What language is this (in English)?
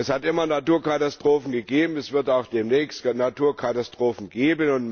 German